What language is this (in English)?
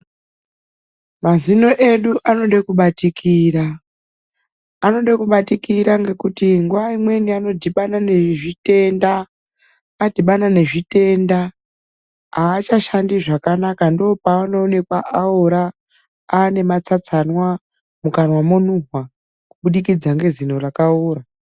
Ndau